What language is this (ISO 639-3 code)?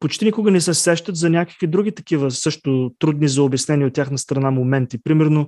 bul